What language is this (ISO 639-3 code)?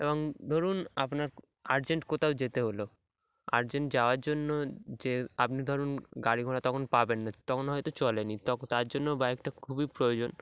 ben